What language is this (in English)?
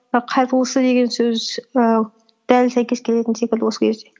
Kazakh